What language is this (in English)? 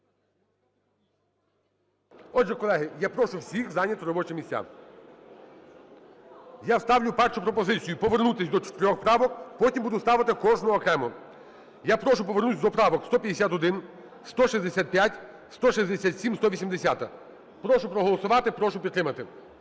Ukrainian